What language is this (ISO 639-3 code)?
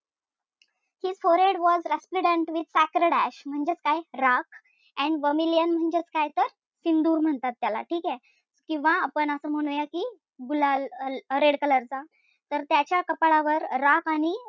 mar